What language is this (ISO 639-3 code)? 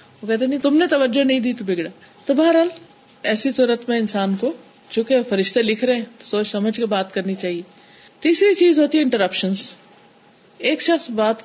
urd